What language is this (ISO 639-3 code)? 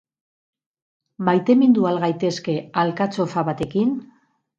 eus